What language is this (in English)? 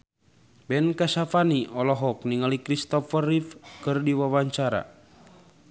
Sundanese